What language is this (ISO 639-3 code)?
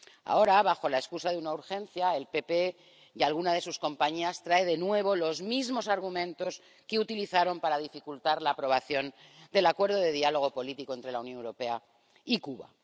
spa